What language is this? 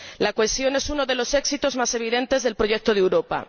Spanish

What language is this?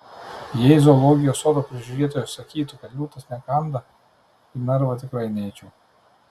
Lithuanian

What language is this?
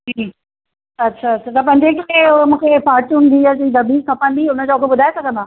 Sindhi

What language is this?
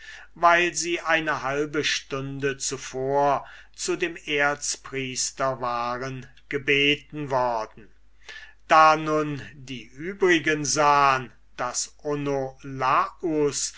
German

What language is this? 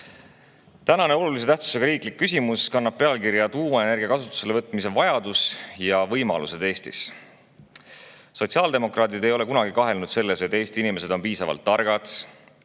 Estonian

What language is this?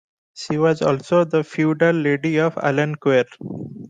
English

